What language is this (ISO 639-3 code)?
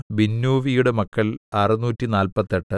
mal